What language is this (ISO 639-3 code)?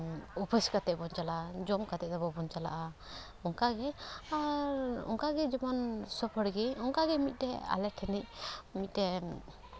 sat